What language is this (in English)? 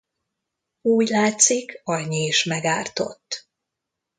Hungarian